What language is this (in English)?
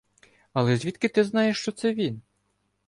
Ukrainian